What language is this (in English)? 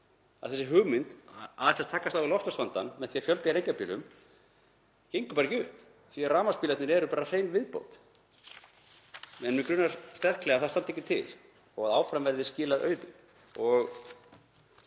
Icelandic